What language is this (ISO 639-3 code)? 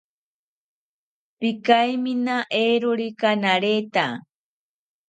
cpy